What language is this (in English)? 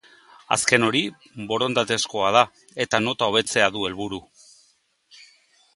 Basque